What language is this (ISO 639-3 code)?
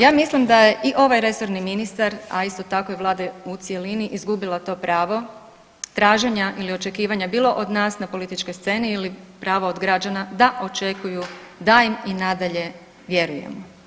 hrv